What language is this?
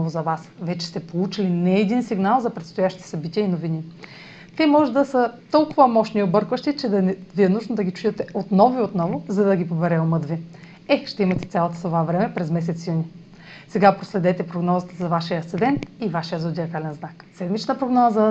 Bulgarian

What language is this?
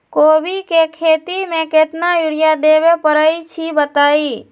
Magahi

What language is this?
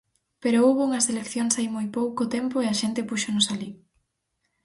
Galician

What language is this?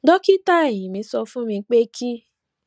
Yoruba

